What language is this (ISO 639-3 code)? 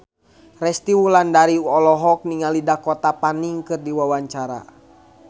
sun